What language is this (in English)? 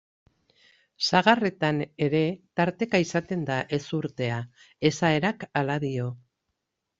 Basque